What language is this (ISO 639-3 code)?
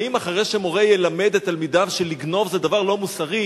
heb